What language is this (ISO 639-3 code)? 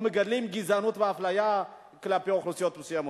heb